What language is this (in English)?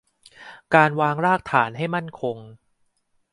Thai